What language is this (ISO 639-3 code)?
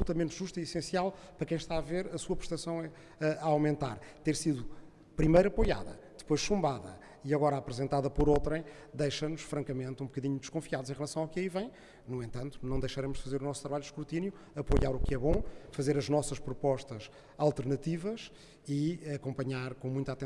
por